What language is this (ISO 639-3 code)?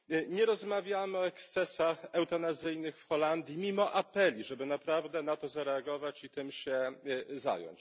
pol